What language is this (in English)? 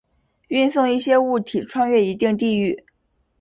Chinese